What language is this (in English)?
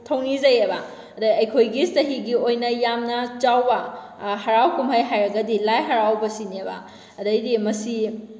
Manipuri